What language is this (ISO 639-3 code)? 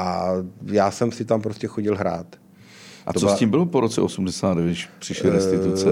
ces